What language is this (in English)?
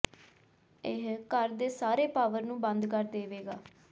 Punjabi